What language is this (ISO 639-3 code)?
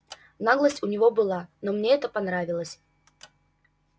rus